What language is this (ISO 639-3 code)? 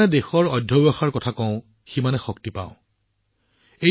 asm